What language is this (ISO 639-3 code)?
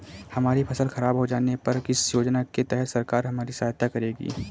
hin